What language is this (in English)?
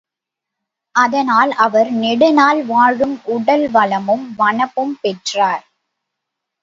Tamil